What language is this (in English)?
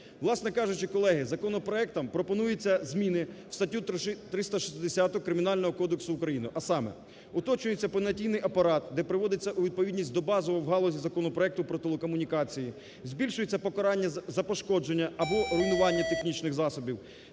Ukrainian